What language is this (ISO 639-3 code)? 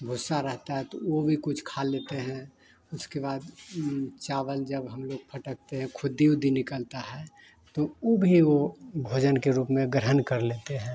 hin